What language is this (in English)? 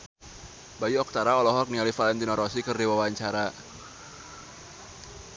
Sundanese